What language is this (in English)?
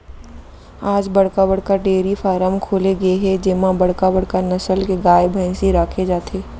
Chhattisgarhi